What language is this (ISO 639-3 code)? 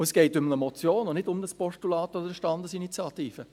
gsw